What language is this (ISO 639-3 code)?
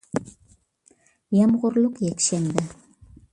uig